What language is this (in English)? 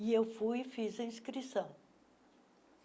Portuguese